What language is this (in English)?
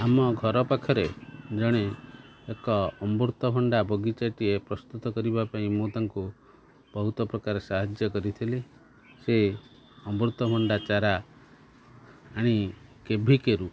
Odia